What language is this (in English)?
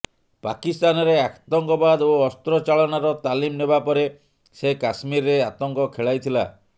Odia